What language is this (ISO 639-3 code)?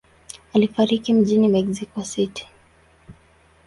swa